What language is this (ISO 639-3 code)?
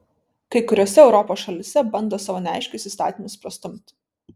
lit